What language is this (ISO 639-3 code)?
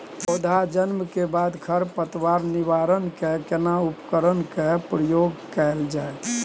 mai